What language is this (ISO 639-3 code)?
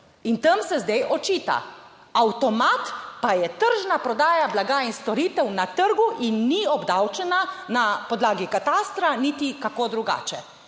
slv